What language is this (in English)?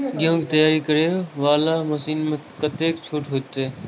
Maithili